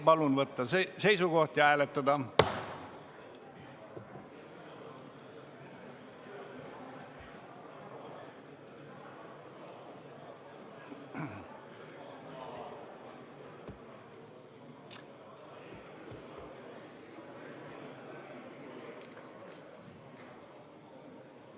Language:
Estonian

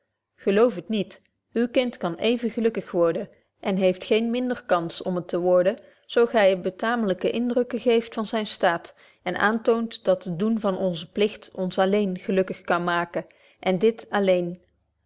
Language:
Dutch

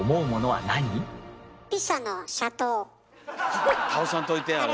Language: Japanese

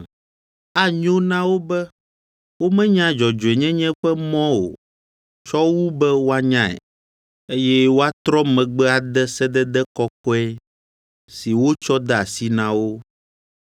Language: Ewe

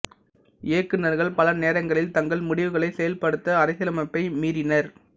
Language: Tamil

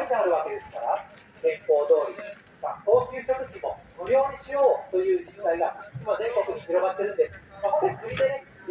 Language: Japanese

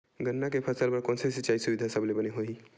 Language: Chhattisgarhi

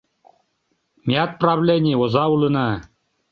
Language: Mari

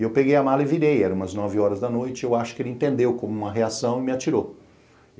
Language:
Portuguese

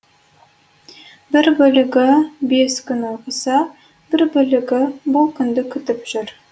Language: Kazakh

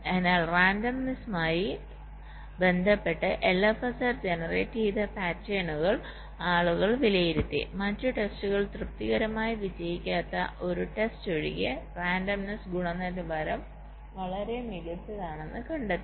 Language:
Malayalam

